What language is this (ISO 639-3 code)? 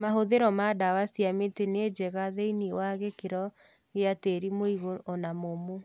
kik